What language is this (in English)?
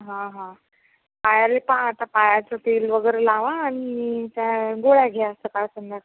Marathi